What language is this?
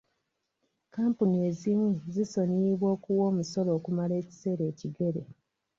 Ganda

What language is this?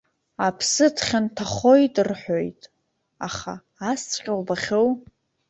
Abkhazian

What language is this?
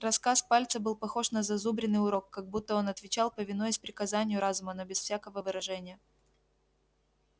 Russian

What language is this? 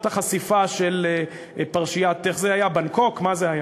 Hebrew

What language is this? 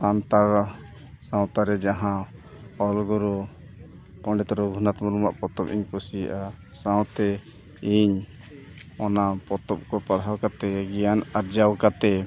Santali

